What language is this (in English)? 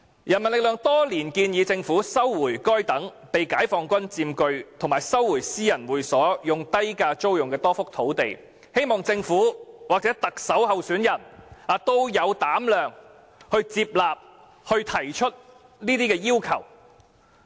Cantonese